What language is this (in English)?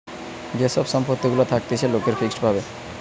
Bangla